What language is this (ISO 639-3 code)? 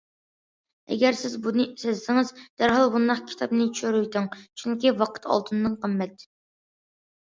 uig